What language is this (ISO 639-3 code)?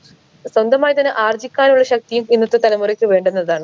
mal